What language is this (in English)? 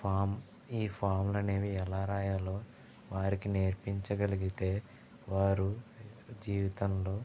Telugu